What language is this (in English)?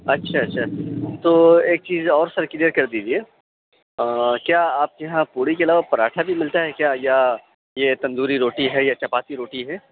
Urdu